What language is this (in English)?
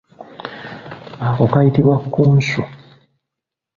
Ganda